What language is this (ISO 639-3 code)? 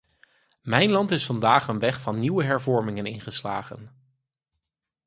nld